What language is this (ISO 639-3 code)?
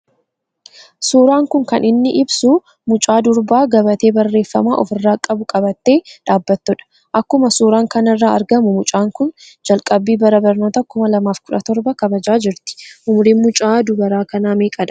orm